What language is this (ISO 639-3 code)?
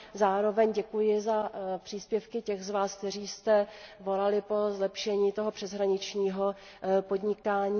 ces